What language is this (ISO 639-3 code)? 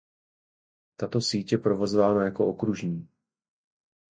ces